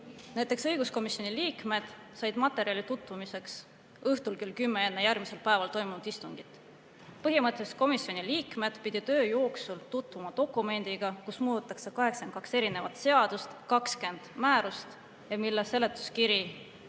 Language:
Estonian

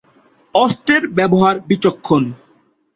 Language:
Bangla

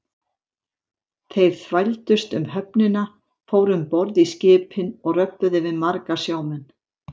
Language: Icelandic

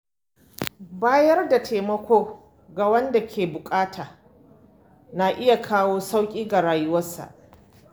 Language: Hausa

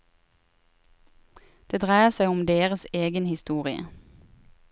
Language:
Norwegian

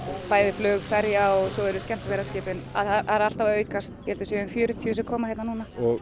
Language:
Icelandic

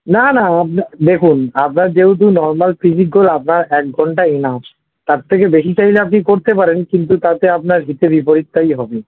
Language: Bangla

